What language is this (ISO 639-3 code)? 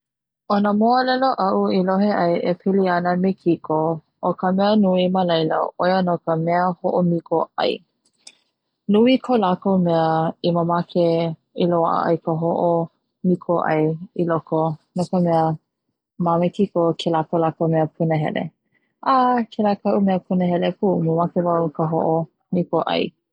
haw